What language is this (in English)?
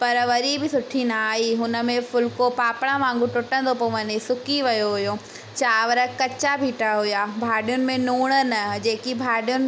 Sindhi